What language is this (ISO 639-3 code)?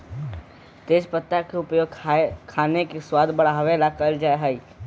mag